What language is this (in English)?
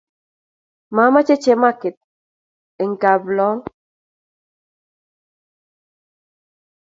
Kalenjin